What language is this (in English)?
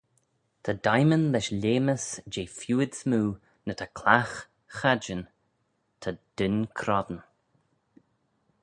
Manx